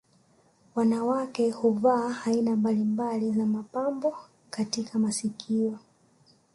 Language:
Swahili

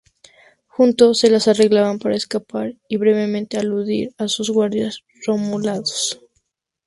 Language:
Spanish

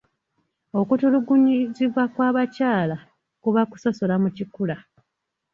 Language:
Ganda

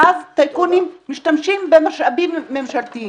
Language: Hebrew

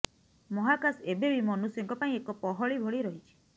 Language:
Odia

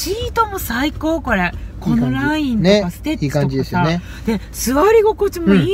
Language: Japanese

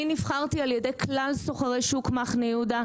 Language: Hebrew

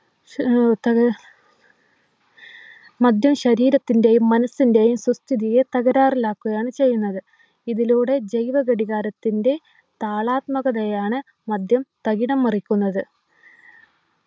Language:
Malayalam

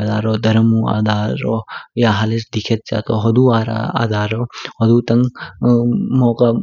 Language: Kinnauri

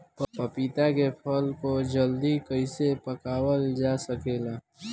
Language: Bhojpuri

